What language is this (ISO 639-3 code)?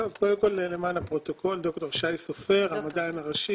heb